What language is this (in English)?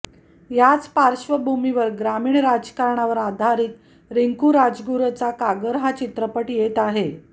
Marathi